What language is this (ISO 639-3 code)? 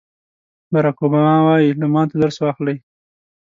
pus